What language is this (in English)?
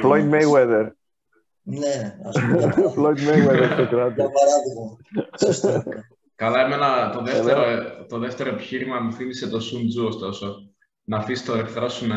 Greek